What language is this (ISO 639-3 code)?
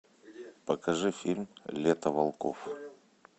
rus